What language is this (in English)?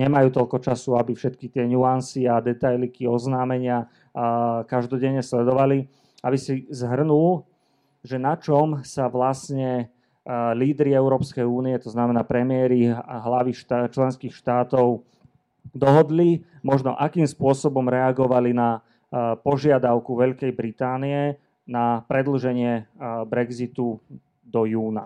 Slovak